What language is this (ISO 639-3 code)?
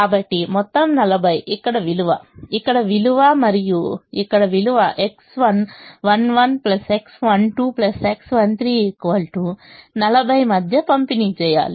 tel